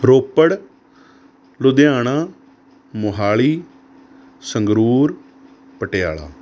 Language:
Punjabi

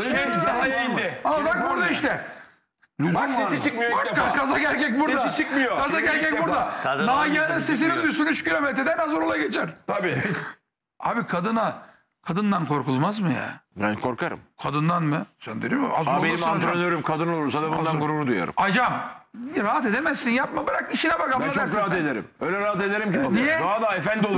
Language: Turkish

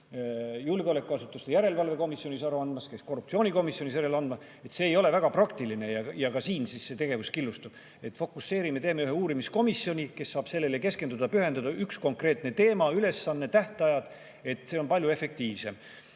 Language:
Estonian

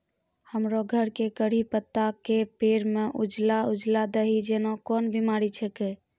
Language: Maithili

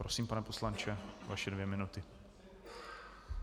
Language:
Czech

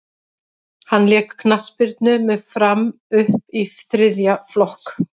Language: Icelandic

